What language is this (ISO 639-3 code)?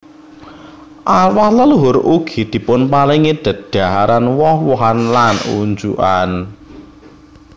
jav